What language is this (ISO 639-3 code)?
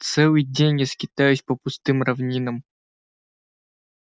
rus